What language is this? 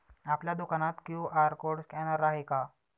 Marathi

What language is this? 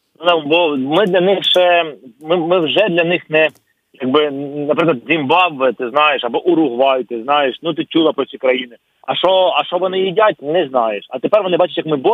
Ukrainian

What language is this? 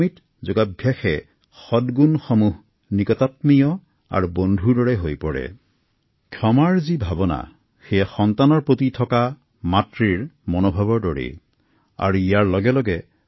Assamese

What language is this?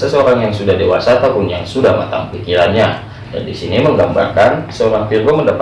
Indonesian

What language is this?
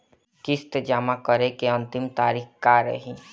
Bhojpuri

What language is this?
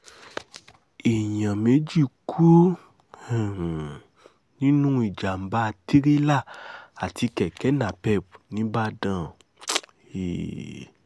Yoruba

